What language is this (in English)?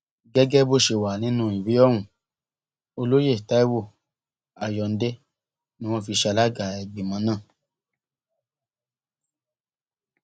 Yoruba